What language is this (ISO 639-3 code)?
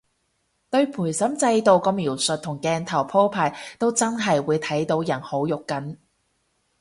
yue